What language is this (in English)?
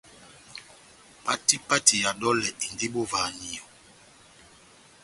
Batanga